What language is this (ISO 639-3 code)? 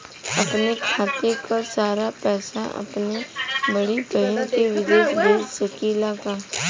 bho